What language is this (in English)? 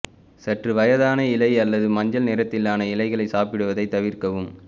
Tamil